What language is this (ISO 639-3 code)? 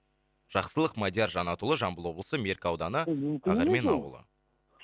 kaz